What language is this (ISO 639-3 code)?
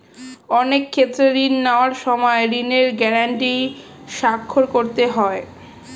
ben